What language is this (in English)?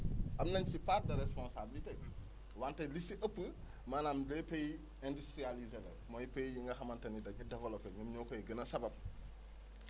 Wolof